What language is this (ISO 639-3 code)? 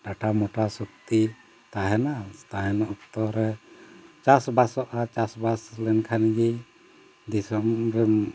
sat